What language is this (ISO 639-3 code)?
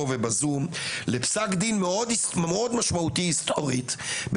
heb